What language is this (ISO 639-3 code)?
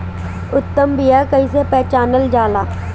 bho